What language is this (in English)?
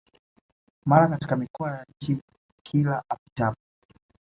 Swahili